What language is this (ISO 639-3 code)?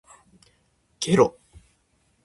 jpn